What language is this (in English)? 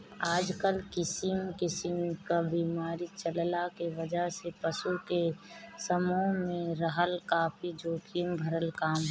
Bhojpuri